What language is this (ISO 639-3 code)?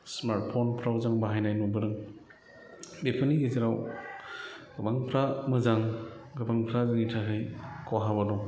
brx